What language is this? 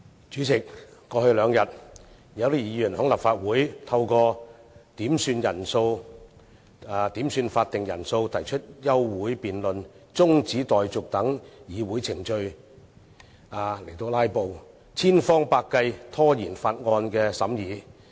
Cantonese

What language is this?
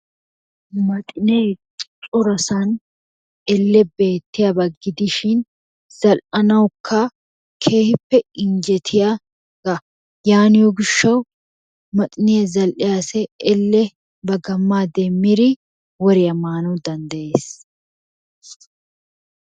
Wolaytta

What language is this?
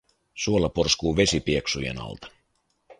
Finnish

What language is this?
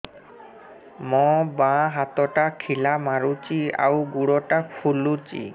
Odia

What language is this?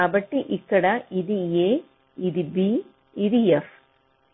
Telugu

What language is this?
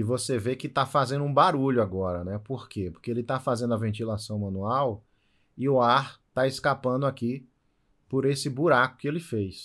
Portuguese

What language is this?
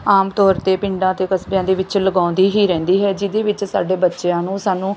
Punjabi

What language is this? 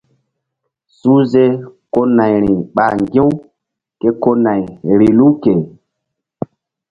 Mbum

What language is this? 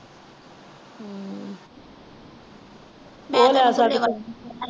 Punjabi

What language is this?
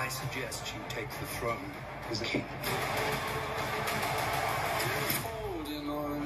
Portuguese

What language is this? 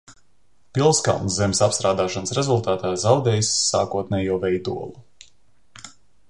Latvian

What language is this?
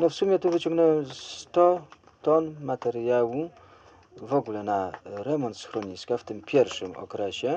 Polish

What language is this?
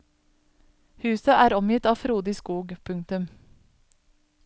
Norwegian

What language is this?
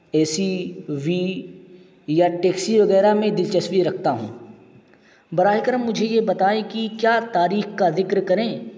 Urdu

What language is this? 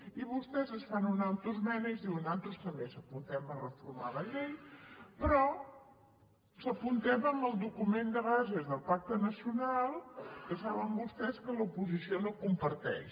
Catalan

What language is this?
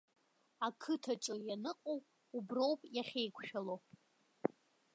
Abkhazian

